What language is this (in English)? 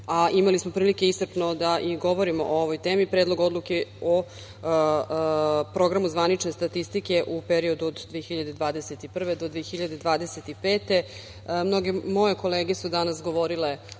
Serbian